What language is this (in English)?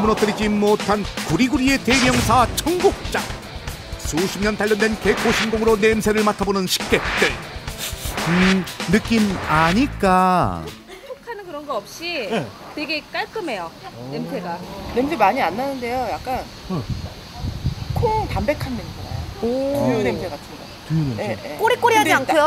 Korean